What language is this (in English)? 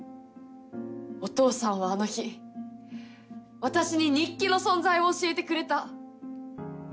Japanese